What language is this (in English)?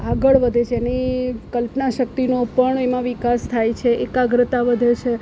Gujarati